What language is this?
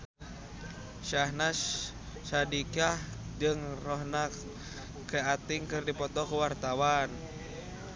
Sundanese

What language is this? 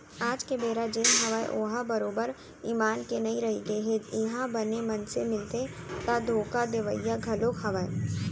Chhattisgarhi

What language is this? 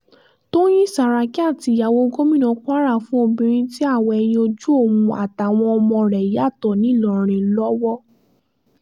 Yoruba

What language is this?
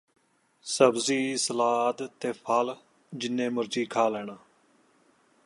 Punjabi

